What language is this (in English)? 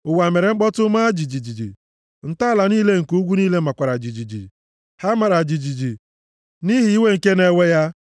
Igbo